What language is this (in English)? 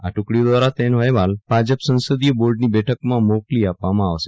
Gujarati